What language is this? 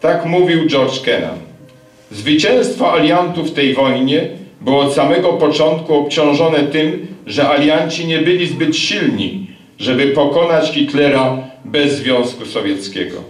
Polish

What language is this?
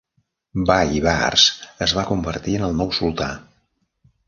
Catalan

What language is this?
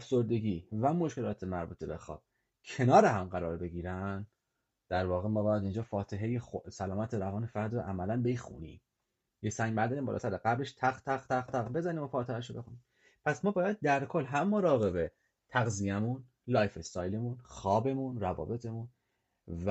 Persian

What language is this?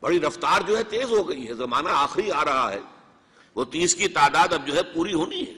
Urdu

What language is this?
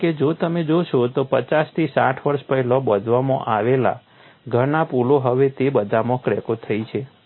Gujarati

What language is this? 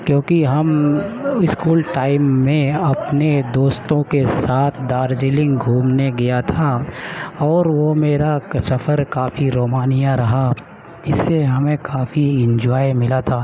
Urdu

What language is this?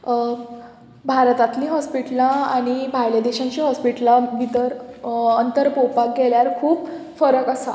Konkani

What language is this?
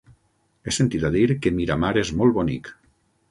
Catalan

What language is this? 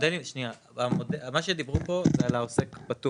Hebrew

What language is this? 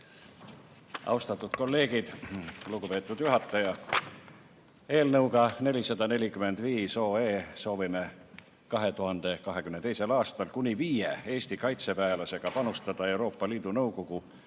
Estonian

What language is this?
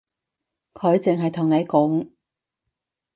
Cantonese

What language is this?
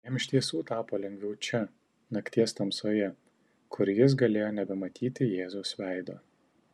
Lithuanian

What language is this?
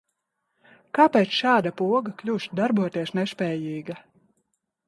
Latvian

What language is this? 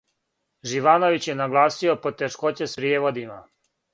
Serbian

